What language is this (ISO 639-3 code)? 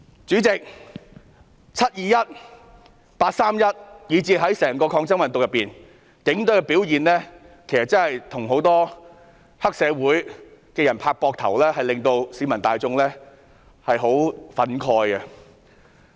yue